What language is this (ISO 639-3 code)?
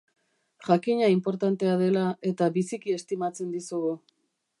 eus